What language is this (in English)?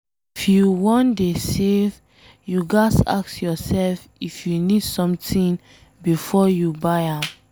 Nigerian Pidgin